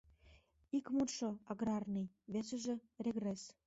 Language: Mari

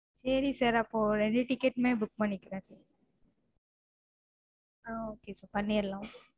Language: Tamil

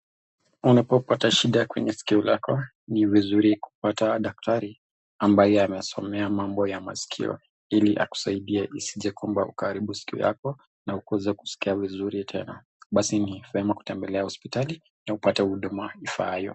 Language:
Swahili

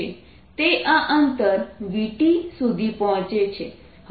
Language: Gujarati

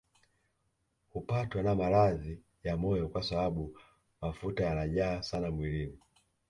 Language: Swahili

